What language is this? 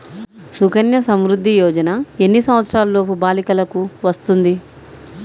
Telugu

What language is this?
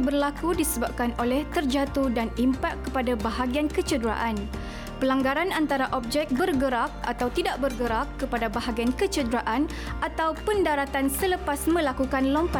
Malay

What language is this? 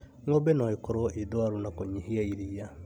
Kikuyu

